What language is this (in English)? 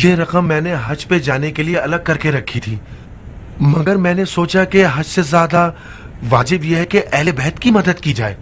Hindi